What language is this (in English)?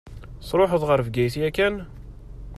Kabyle